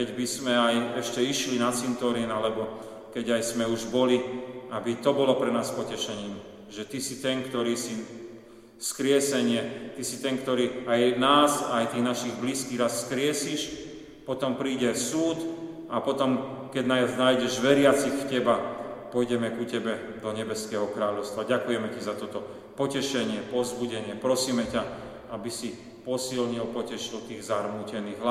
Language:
Slovak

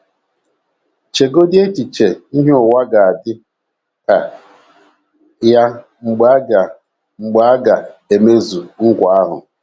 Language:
Igbo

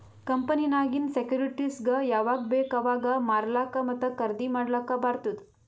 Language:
Kannada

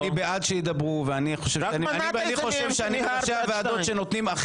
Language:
Hebrew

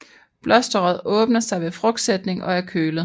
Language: Danish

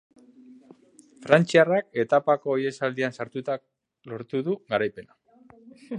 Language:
Basque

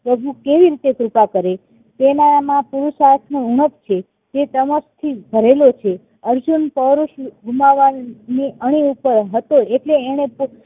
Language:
Gujarati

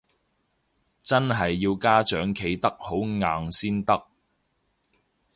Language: Cantonese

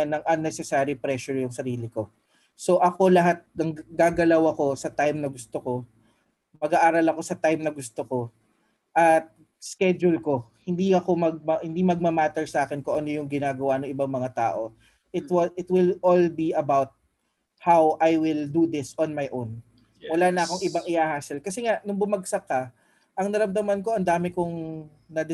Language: Filipino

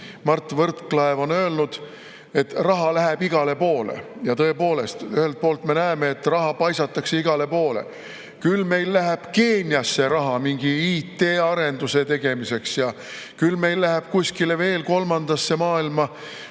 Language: Estonian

